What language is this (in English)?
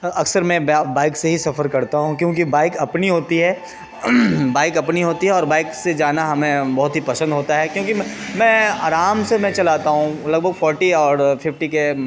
Urdu